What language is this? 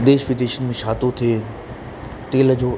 Sindhi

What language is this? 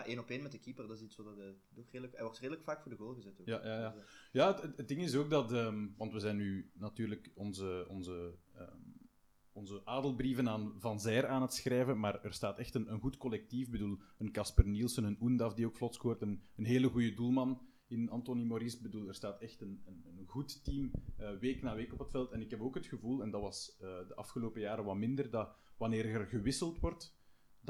Dutch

